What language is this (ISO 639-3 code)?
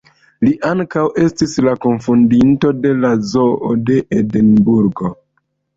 epo